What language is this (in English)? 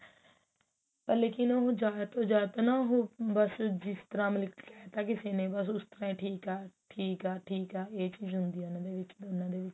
Punjabi